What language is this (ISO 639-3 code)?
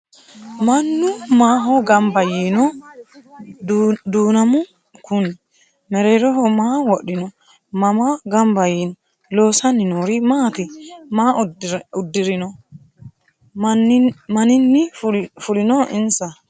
sid